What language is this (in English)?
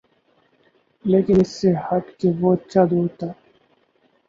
Urdu